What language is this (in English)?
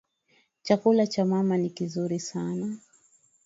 Swahili